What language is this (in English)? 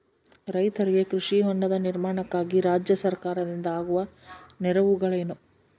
Kannada